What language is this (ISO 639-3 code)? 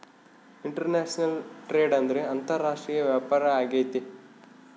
kan